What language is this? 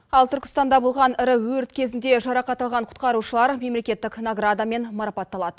Kazakh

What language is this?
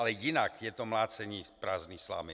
Czech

